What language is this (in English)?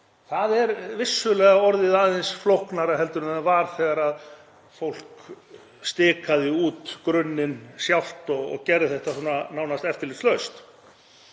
Icelandic